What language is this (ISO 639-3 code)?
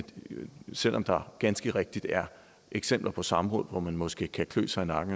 dan